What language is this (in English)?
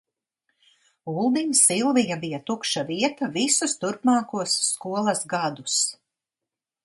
Latvian